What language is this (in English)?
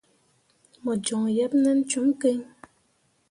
Mundang